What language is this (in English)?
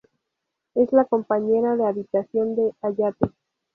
Spanish